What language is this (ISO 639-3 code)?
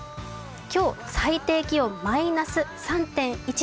jpn